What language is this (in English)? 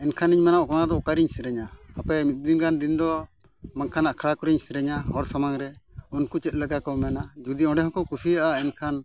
Santali